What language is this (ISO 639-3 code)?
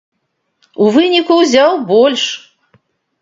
bel